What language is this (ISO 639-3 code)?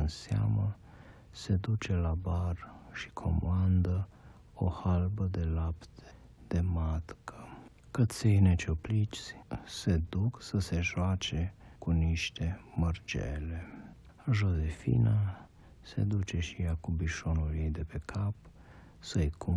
ron